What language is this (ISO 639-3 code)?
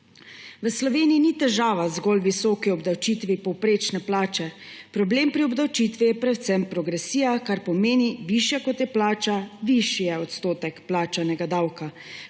slv